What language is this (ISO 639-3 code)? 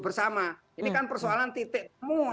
ind